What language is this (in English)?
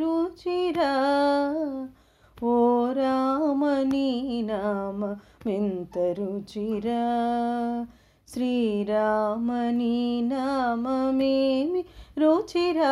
Telugu